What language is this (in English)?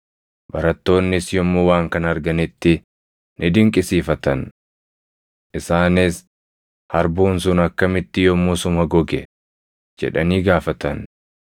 Oromo